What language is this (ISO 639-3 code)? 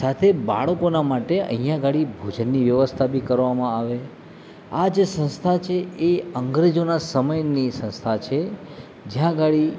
guj